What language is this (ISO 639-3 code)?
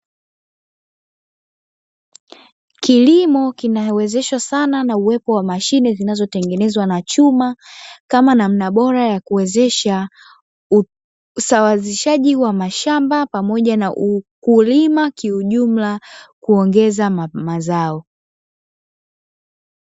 swa